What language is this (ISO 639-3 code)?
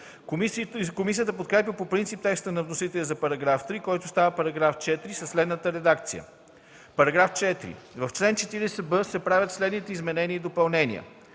bul